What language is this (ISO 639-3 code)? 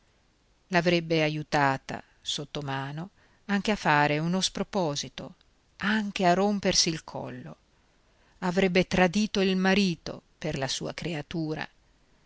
ita